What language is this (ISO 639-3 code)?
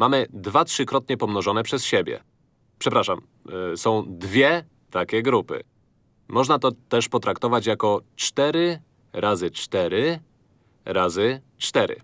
pol